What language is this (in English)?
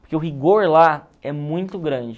Portuguese